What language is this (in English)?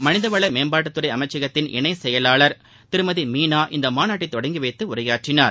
Tamil